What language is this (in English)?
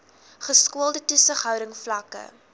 Afrikaans